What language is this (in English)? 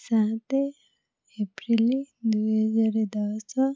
Odia